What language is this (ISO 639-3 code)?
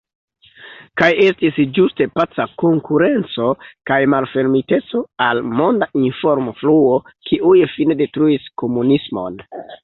epo